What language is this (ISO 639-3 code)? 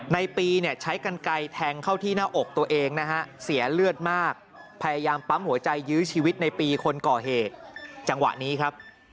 tha